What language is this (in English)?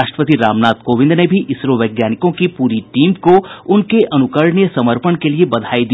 Hindi